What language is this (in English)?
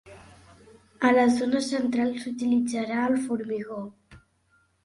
Catalan